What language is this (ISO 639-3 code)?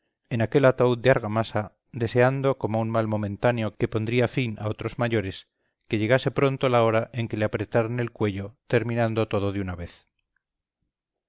spa